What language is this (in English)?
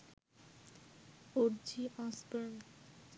Bangla